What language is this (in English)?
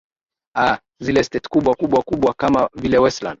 Swahili